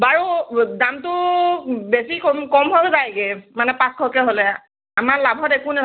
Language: Assamese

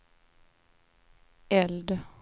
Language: Swedish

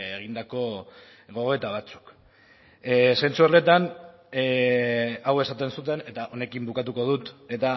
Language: Basque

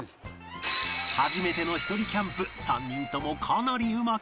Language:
Japanese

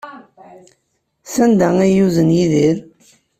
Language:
Kabyle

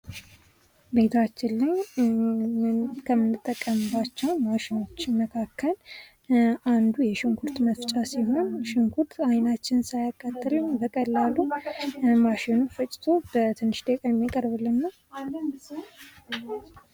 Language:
Amharic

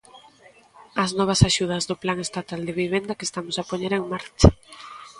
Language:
Galician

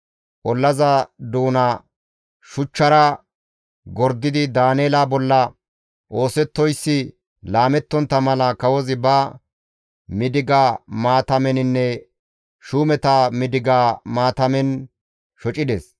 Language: Gamo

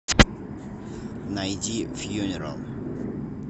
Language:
Russian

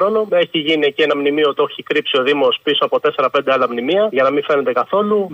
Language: Greek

